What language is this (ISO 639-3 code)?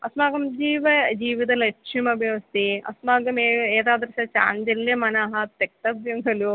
san